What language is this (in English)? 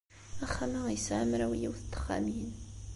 Kabyle